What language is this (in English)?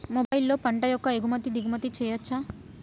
Telugu